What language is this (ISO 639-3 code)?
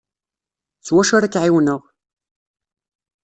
kab